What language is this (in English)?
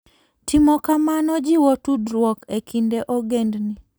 Luo (Kenya and Tanzania)